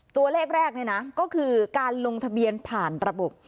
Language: Thai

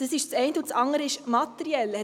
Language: Swiss German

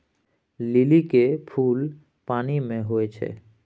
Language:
Maithili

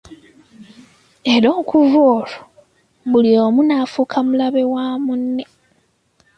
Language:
Ganda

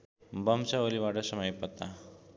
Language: Nepali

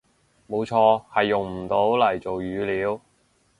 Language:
Cantonese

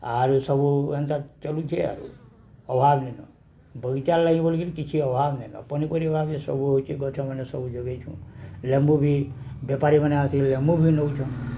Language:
Odia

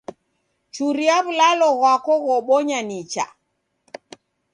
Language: Taita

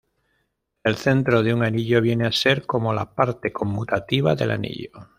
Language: Spanish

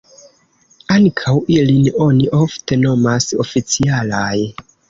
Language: Esperanto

